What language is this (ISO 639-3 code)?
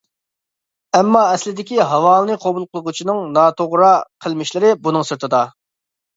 uig